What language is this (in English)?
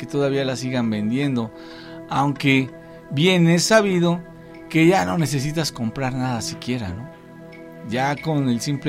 Spanish